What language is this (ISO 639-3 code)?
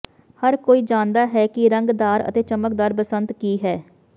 pan